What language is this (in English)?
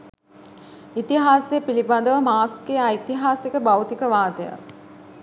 Sinhala